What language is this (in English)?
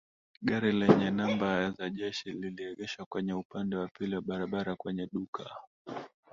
Swahili